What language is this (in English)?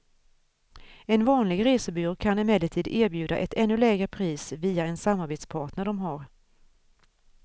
Swedish